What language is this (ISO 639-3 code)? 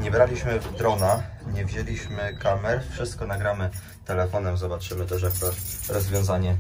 pol